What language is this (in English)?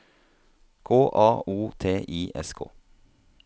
Norwegian